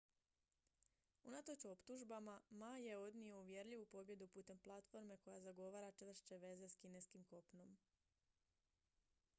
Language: Croatian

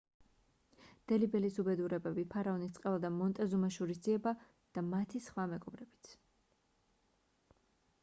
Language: Georgian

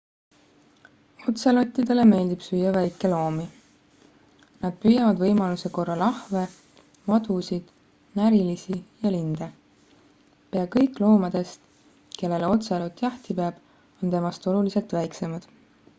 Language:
Estonian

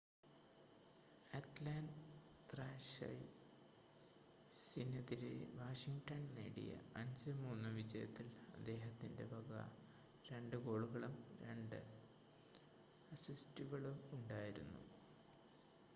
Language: Malayalam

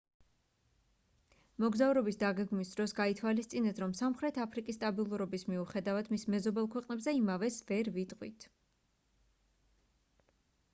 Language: Georgian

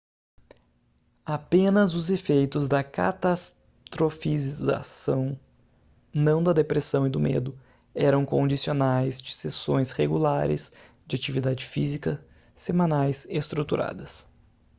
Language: Portuguese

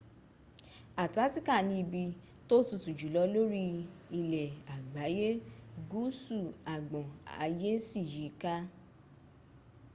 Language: Yoruba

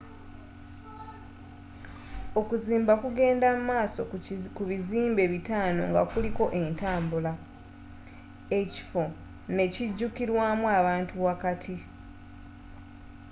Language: Ganda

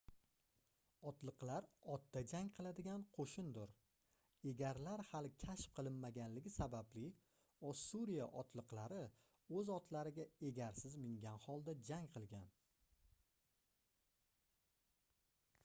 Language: Uzbek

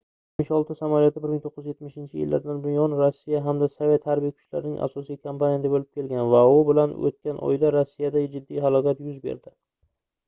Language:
Uzbek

